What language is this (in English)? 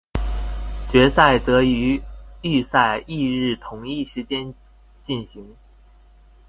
Chinese